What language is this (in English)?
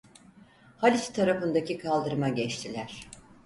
Turkish